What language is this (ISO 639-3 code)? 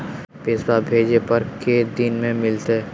mag